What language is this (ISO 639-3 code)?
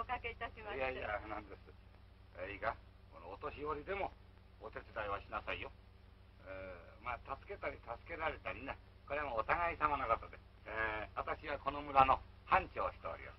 jpn